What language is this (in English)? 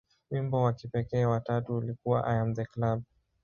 Swahili